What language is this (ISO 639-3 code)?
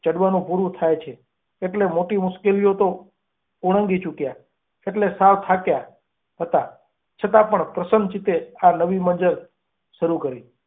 guj